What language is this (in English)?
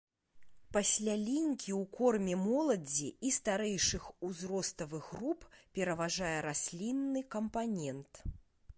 Belarusian